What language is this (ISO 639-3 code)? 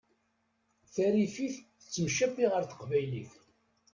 kab